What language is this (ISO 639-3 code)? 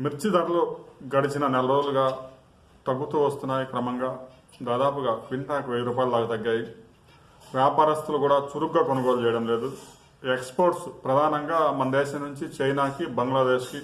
tel